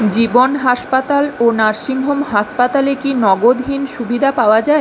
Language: Bangla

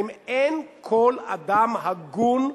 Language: Hebrew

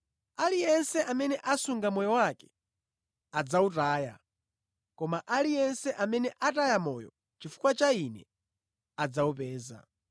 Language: Nyanja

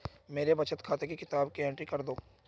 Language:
Hindi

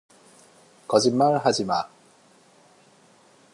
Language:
Korean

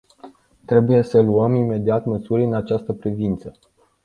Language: Romanian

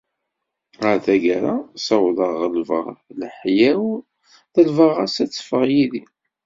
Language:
Kabyle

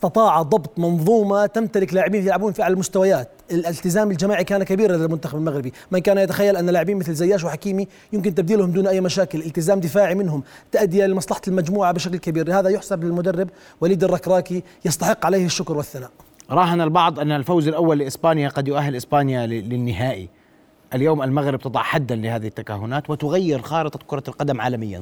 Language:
Arabic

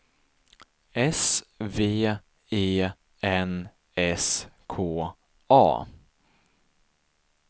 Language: Swedish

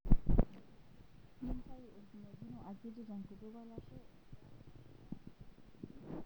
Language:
Masai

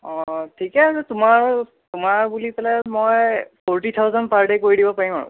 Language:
Assamese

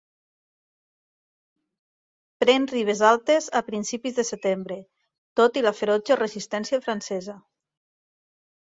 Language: Catalan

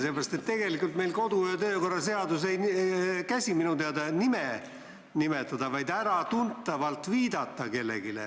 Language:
Estonian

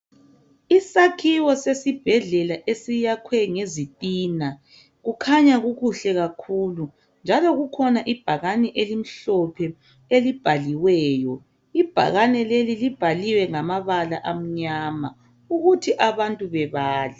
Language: North Ndebele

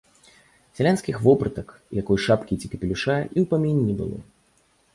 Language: Belarusian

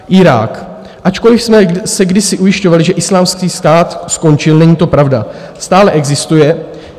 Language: Czech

